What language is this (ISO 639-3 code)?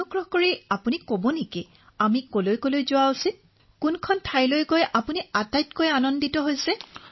asm